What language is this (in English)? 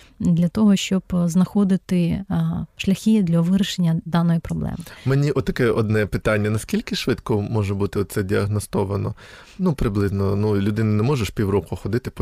Ukrainian